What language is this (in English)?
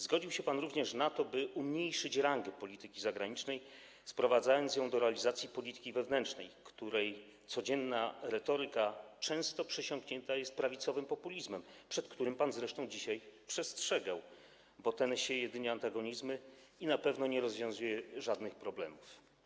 Polish